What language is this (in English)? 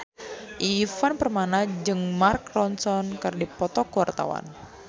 Sundanese